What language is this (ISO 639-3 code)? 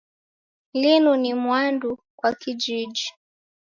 dav